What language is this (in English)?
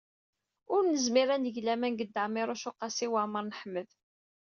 Kabyle